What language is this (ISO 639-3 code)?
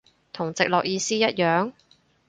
yue